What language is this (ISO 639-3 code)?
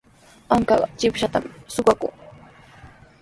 qws